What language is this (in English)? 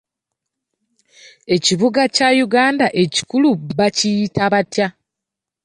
Ganda